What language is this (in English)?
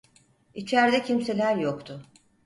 Turkish